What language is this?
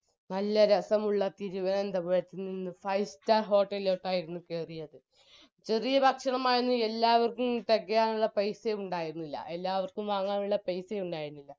Malayalam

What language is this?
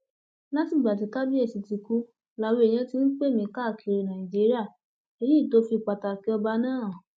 Yoruba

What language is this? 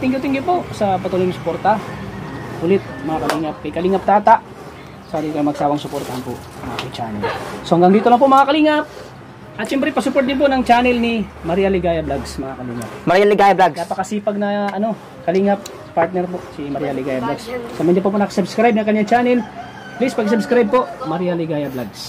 Filipino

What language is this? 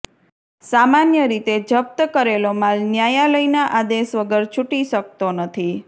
Gujarati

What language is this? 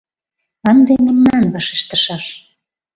Mari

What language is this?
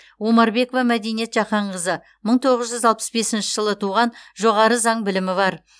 Kazakh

